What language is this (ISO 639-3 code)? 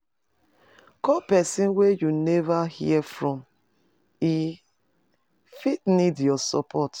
pcm